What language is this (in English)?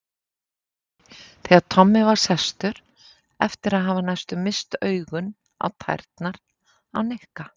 Icelandic